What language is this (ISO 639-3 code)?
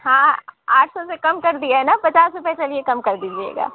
urd